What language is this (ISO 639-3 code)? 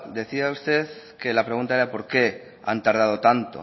spa